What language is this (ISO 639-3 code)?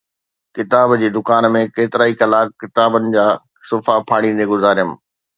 snd